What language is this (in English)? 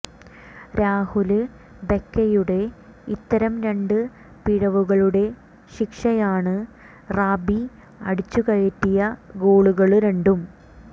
Malayalam